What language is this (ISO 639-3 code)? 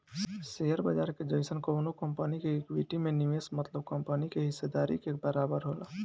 bho